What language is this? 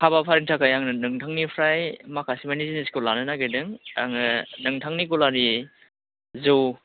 Bodo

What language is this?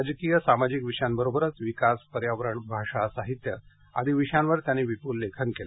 Marathi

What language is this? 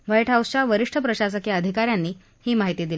Marathi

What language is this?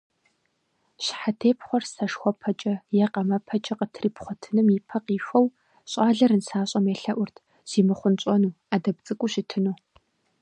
Kabardian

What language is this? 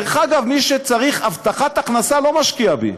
Hebrew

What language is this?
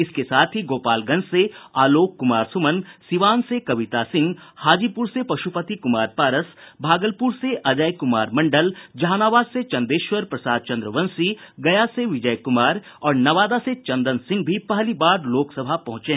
Hindi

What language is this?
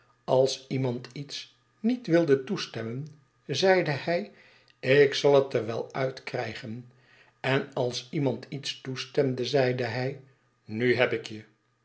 Dutch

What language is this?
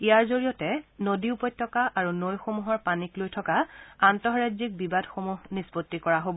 Assamese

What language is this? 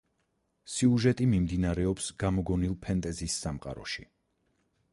Georgian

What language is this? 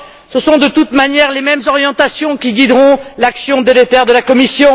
French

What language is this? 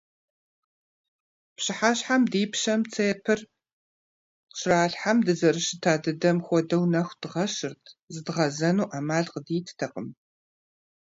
Kabardian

